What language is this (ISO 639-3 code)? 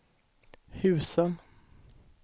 swe